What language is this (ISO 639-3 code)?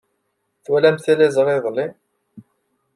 kab